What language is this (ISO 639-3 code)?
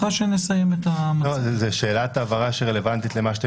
heb